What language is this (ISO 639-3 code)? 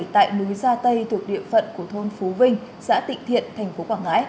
vie